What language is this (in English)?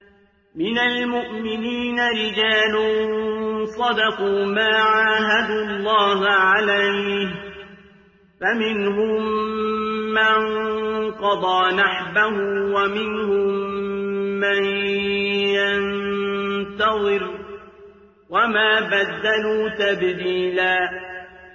Arabic